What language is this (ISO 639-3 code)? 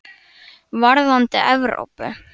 isl